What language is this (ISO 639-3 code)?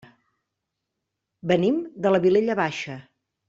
cat